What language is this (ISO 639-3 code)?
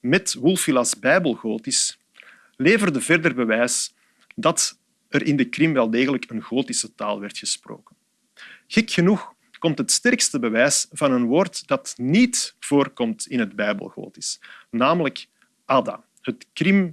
nld